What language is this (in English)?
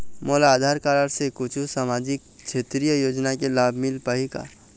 Chhattisgarhi